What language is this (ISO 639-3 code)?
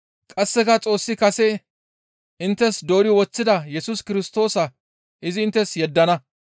gmv